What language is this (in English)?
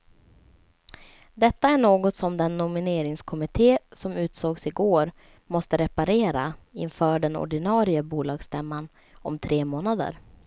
Swedish